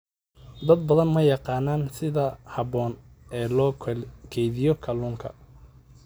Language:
Somali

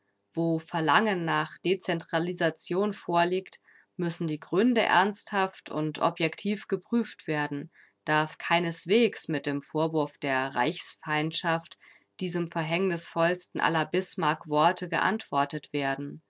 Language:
German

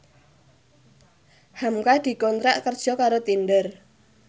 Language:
Javanese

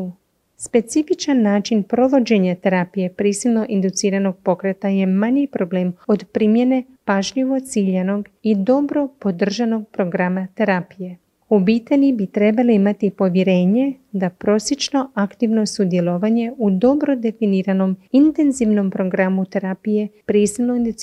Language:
Croatian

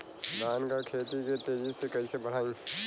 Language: Bhojpuri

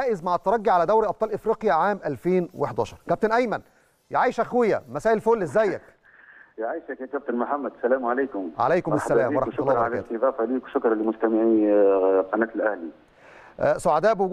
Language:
Arabic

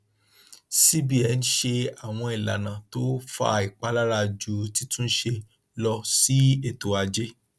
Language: Yoruba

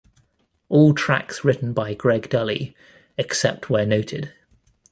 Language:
English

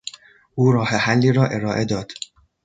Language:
Persian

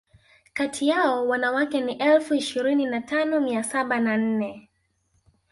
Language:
Swahili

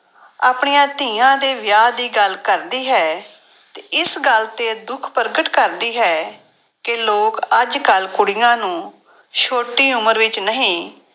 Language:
Punjabi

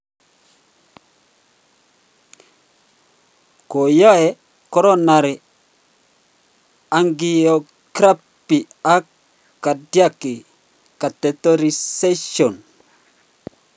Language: Kalenjin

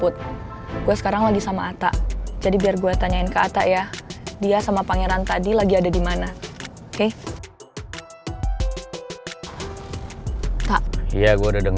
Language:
Indonesian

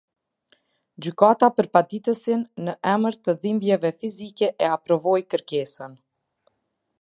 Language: Albanian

